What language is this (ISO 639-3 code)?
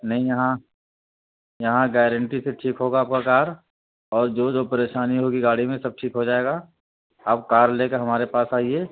urd